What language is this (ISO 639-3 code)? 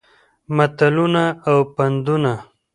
pus